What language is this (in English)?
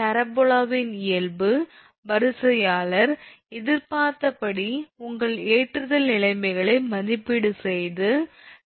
Tamil